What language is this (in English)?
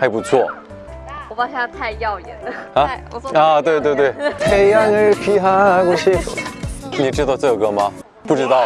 Korean